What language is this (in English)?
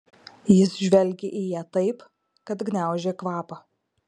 Lithuanian